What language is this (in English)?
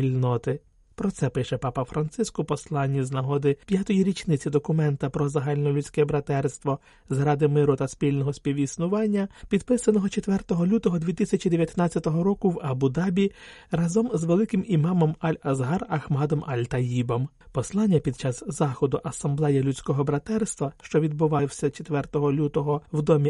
Ukrainian